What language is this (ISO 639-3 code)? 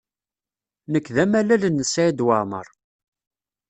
kab